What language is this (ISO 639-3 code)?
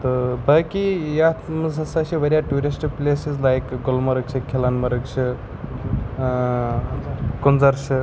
kas